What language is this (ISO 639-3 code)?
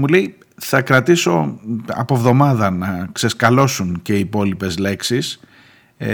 ell